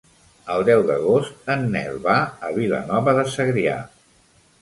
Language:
Catalan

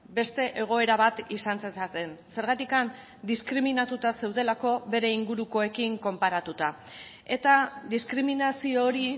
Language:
Basque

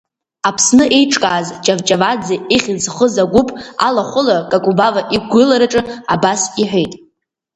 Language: Abkhazian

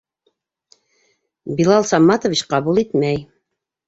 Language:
Bashkir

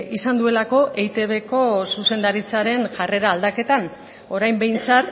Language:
Basque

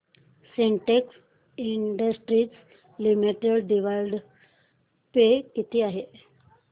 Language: Marathi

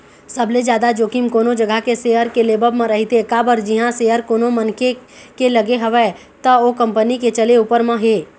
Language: Chhattisgarhi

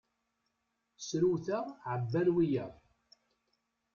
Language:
Kabyle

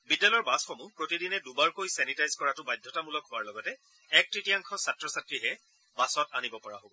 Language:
Assamese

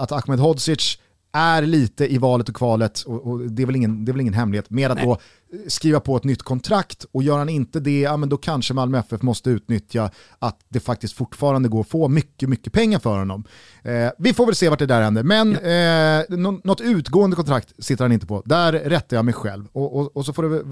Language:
Swedish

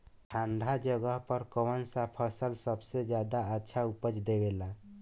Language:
Bhojpuri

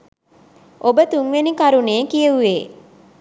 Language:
Sinhala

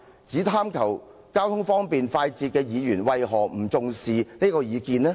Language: Cantonese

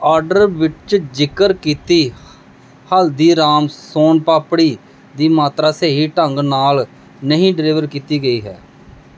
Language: Punjabi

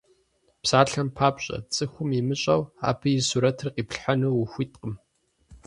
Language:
Kabardian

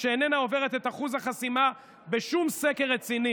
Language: Hebrew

